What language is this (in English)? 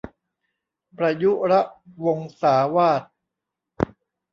Thai